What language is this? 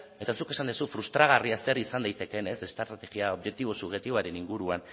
Basque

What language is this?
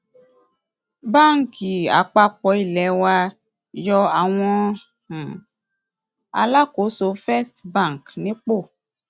Yoruba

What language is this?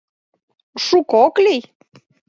Mari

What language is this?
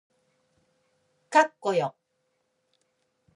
Japanese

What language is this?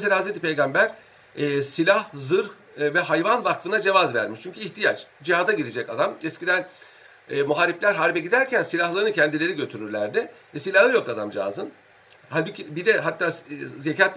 Turkish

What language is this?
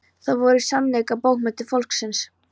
Icelandic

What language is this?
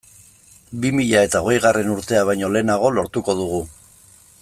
Basque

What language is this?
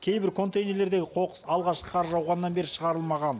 Kazakh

